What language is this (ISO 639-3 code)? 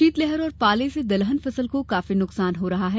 hin